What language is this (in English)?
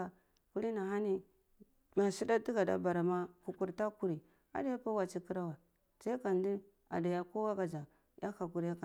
Cibak